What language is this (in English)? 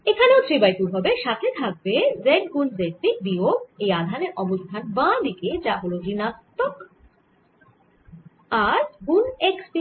Bangla